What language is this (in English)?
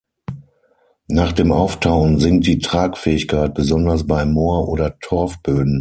German